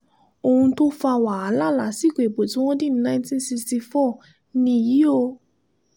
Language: Yoruba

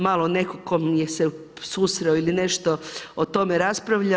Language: Croatian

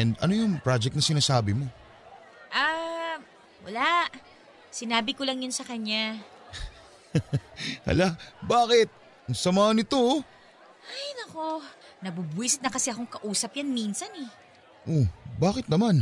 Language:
Filipino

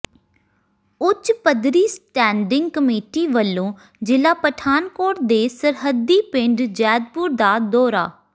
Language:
Punjabi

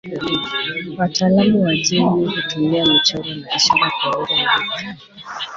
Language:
Swahili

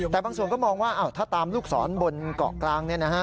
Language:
Thai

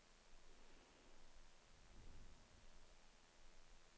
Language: Norwegian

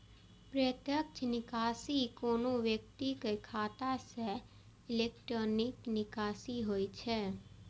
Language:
Maithili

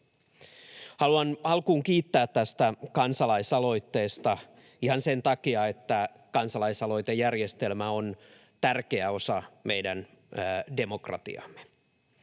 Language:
Finnish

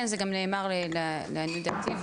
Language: Hebrew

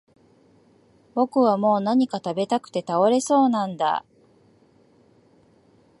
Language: Japanese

